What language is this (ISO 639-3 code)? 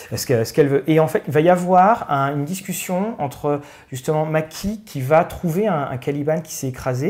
fra